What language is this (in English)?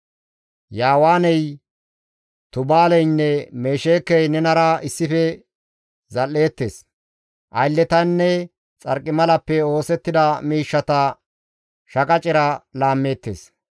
Gamo